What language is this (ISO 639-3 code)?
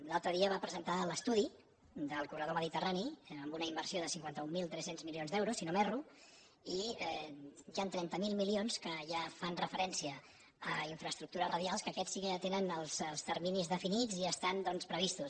cat